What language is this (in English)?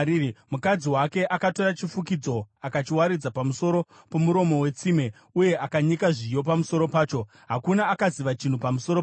Shona